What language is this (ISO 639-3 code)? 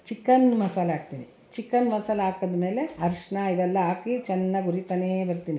kan